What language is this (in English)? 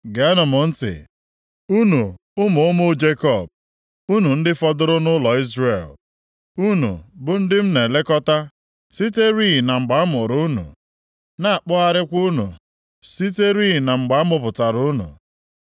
Igbo